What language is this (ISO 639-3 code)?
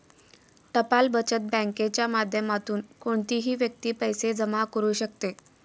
mar